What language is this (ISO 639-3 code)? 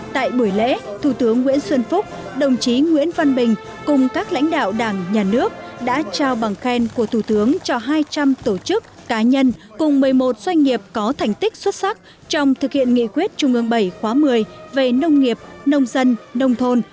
vie